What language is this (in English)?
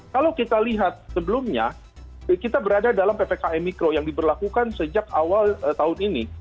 Indonesian